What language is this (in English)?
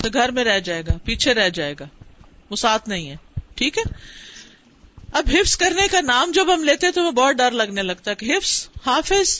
Urdu